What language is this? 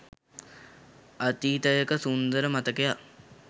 Sinhala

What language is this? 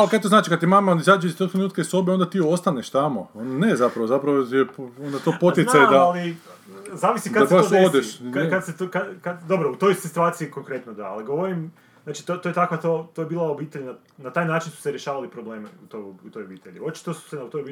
Croatian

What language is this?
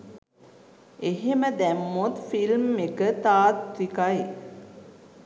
Sinhala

